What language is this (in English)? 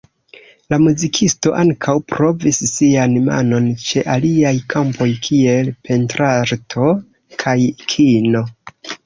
Esperanto